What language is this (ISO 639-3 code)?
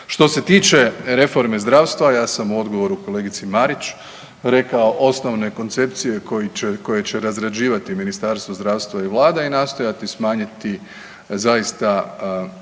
hrv